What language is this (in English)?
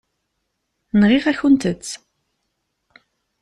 Kabyle